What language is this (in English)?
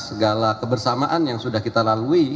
Indonesian